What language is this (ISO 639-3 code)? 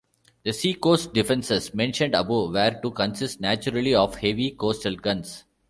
eng